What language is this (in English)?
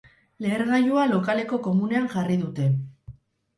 Basque